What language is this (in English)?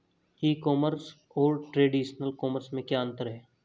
Hindi